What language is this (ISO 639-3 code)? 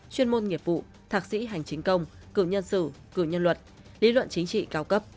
vie